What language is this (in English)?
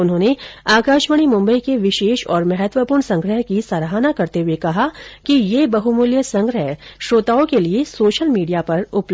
Hindi